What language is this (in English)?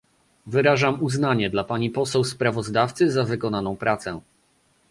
Polish